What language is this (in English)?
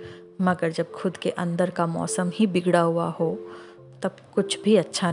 Hindi